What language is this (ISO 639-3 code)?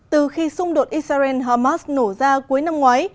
vie